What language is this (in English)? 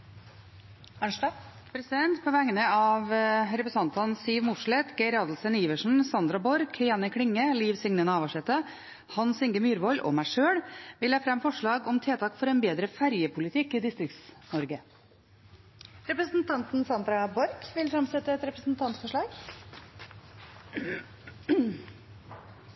Norwegian